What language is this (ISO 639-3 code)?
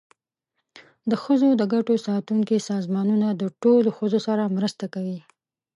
pus